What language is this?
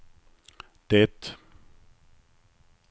Swedish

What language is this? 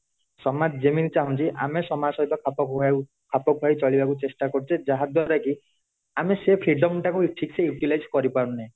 Odia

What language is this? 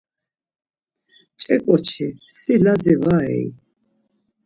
Laz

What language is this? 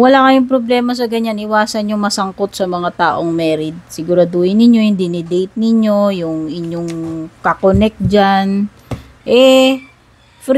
Filipino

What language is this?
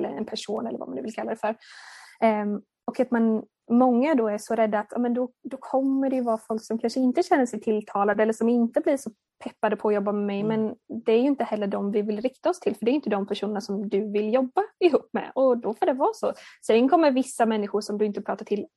Swedish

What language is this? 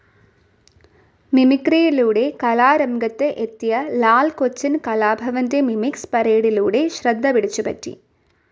Malayalam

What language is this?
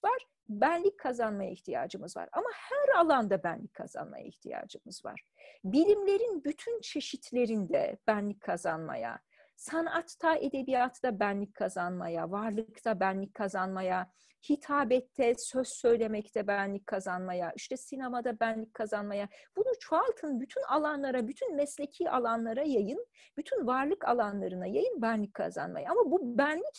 Turkish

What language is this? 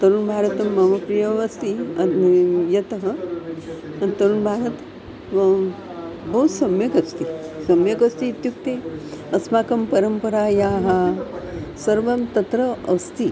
Sanskrit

